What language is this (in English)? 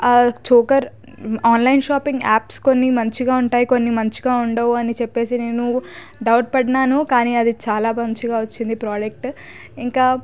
Telugu